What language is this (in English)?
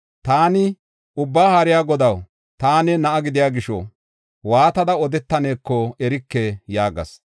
Gofa